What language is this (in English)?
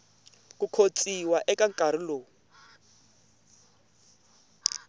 Tsonga